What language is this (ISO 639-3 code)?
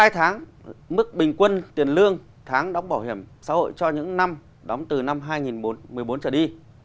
vie